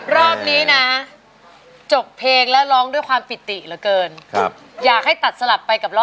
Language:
Thai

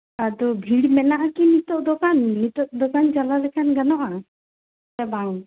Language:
Santali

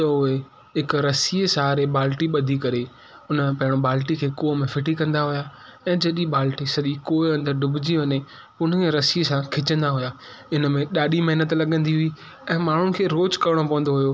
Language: Sindhi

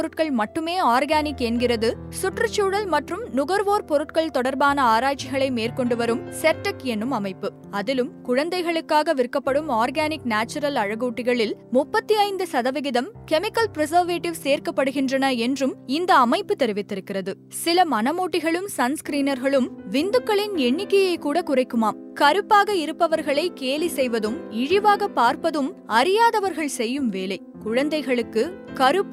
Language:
Tamil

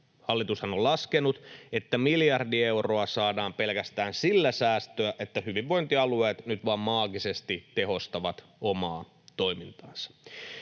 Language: Finnish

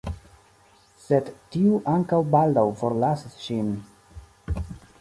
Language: Esperanto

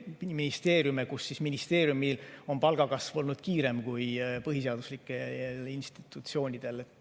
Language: Estonian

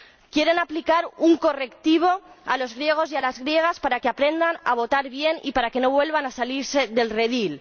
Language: Spanish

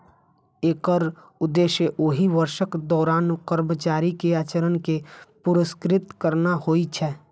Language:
Maithili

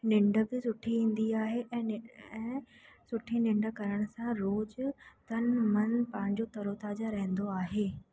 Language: Sindhi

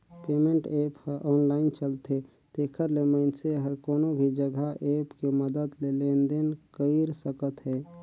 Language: Chhattisgarhi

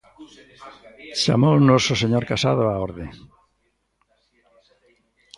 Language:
Galician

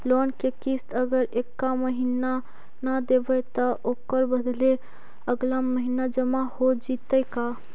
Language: Magahi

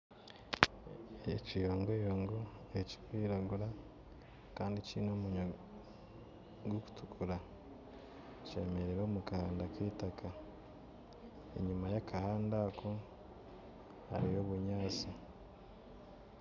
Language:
Nyankole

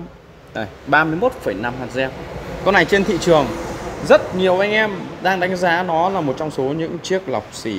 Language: Vietnamese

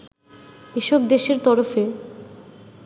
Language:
Bangla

